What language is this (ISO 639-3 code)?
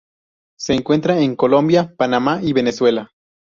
spa